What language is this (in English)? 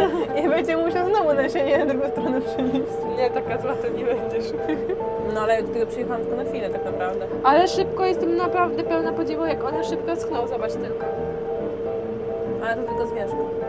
Polish